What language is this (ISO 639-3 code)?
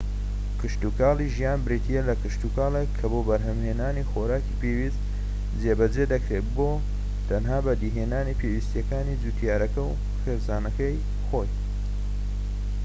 ckb